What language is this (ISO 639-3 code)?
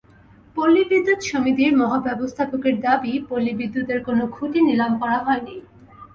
ben